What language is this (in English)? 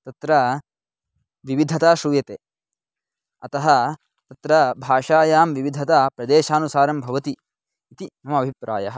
Sanskrit